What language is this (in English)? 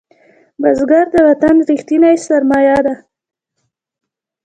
Pashto